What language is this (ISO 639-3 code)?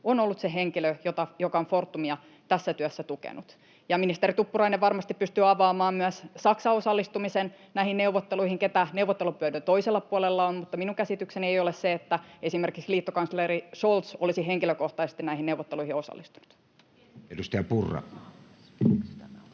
fin